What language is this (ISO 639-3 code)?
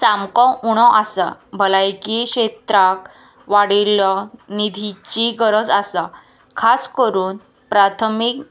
kok